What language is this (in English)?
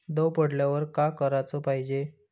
Marathi